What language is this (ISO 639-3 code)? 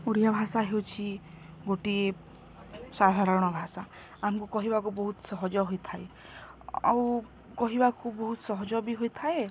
ori